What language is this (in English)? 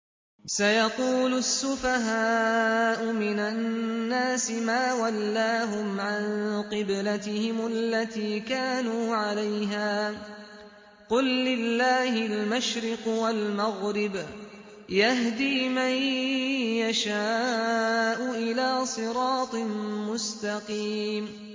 Arabic